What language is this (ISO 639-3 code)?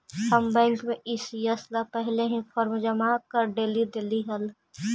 mag